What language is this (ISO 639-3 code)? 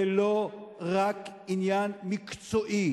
heb